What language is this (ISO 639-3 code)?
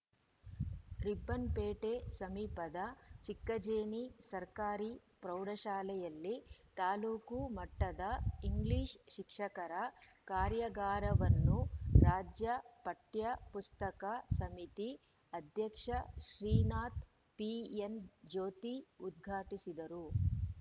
kan